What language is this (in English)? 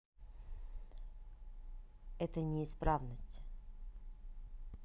Russian